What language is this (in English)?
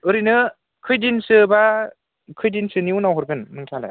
Bodo